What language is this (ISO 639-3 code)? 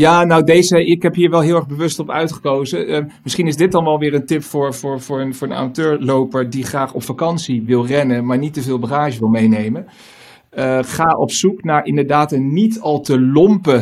nld